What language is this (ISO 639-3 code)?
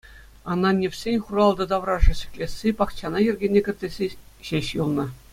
chv